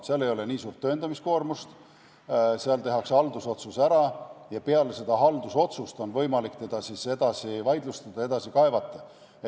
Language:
Estonian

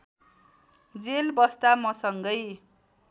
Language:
Nepali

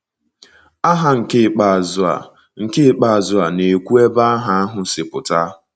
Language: Igbo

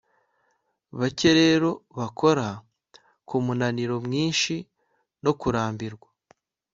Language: Kinyarwanda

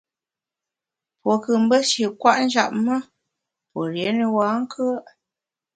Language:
Bamun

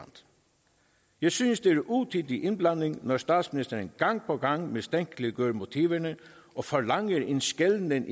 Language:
Danish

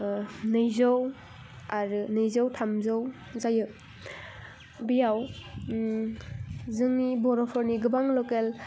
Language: Bodo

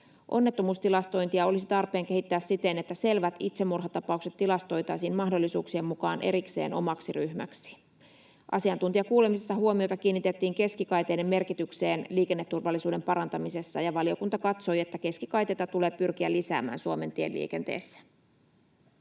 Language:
Finnish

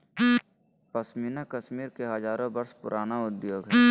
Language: Magahi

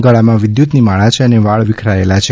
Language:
Gujarati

